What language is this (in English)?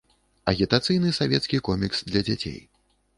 Belarusian